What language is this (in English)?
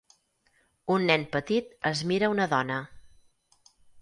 Catalan